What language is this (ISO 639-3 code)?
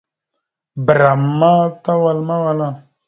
mxu